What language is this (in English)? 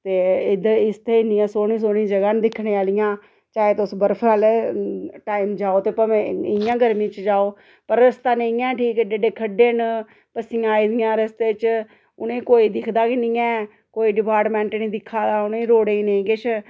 Dogri